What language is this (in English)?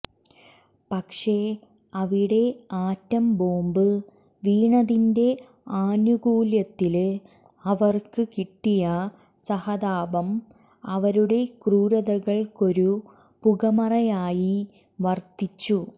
Malayalam